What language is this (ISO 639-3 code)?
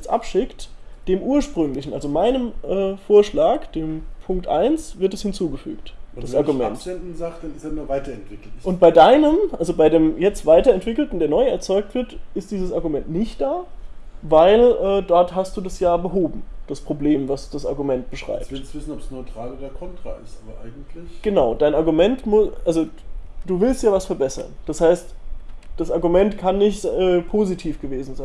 deu